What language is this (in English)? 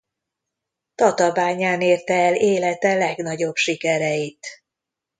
Hungarian